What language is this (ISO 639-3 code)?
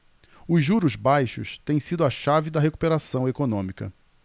por